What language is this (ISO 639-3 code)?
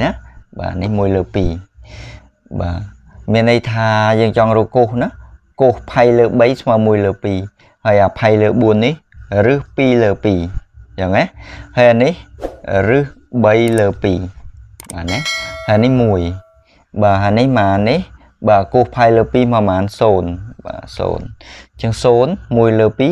vie